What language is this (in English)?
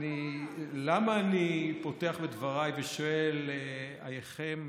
Hebrew